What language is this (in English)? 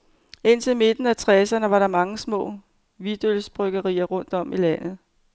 Danish